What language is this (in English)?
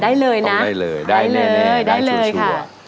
Thai